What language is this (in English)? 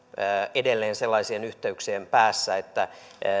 Finnish